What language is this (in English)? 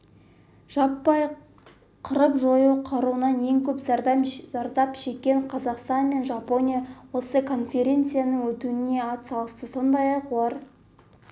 Kazakh